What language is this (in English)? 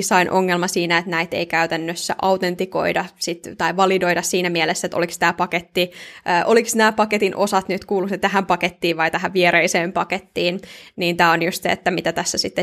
Finnish